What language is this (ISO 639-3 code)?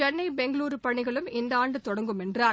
tam